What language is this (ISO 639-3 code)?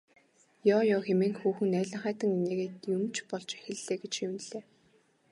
mon